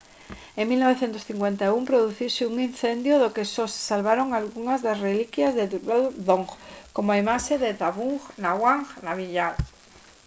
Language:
Galician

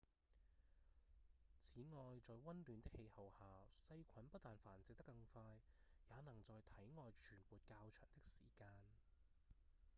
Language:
Cantonese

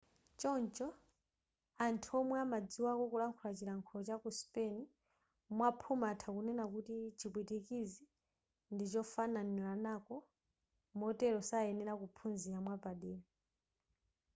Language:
Nyanja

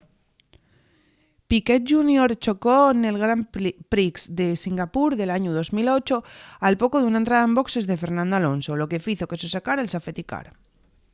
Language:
Asturian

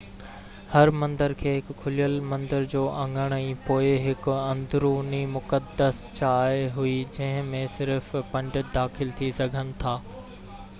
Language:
Sindhi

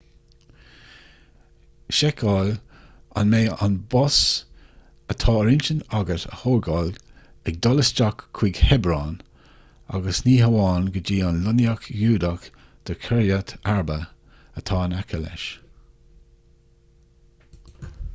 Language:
Irish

